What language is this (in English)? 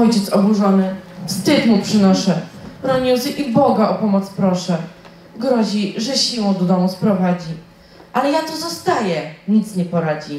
Polish